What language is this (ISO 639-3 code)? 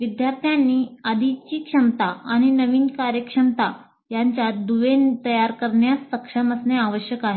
mar